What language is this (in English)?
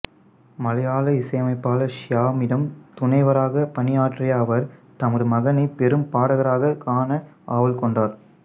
Tamil